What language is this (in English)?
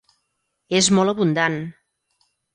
Catalan